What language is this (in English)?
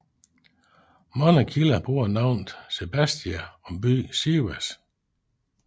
Danish